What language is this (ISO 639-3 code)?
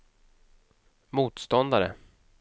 swe